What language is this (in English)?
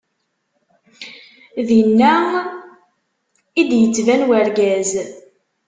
Kabyle